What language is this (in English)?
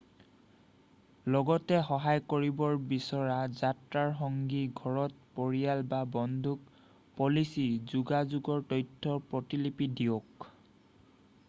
Assamese